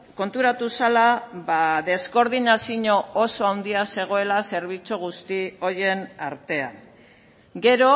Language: Basque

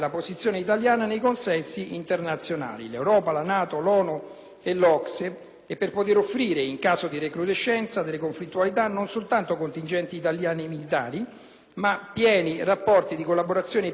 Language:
Italian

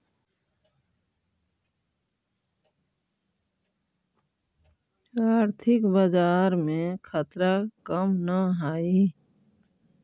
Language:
Magahi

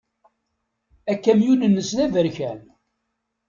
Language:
Kabyle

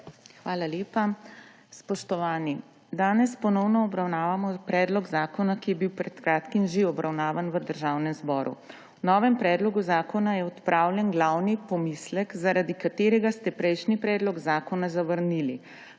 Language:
Slovenian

